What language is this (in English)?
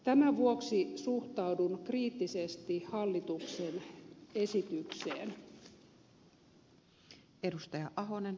Finnish